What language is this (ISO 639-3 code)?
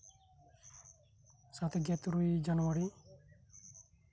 sat